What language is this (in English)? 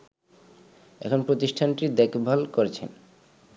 Bangla